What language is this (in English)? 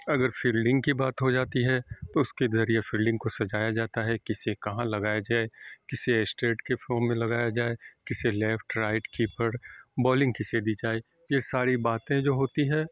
Urdu